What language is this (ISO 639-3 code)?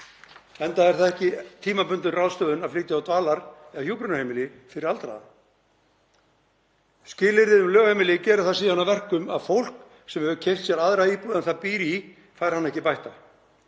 isl